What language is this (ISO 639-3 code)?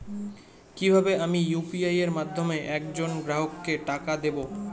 ben